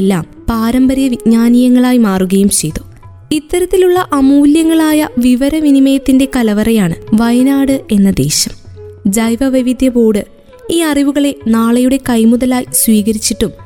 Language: Malayalam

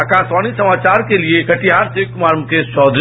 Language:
Hindi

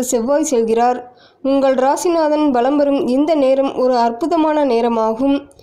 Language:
Tamil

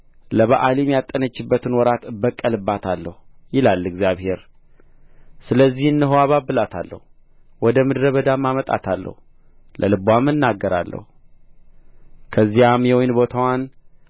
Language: Amharic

